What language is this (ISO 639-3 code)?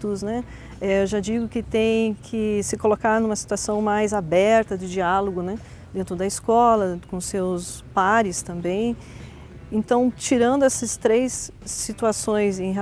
por